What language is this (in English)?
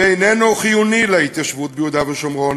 Hebrew